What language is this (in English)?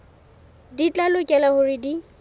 Southern Sotho